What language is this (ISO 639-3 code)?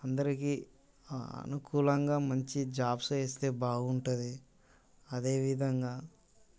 tel